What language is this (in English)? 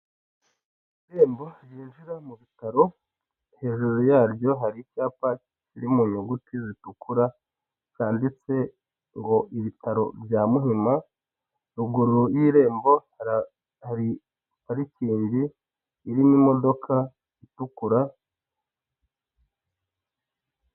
Kinyarwanda